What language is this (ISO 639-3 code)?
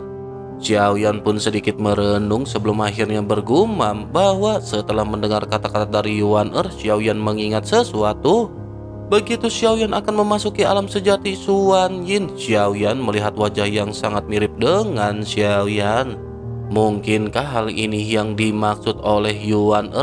ind